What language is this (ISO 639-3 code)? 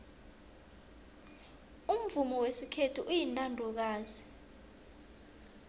nbl